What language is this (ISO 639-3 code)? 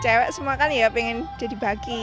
ind